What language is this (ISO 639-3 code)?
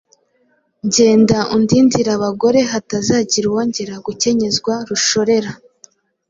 kin